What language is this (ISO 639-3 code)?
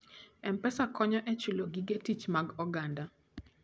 luo